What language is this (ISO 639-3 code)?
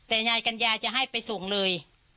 tha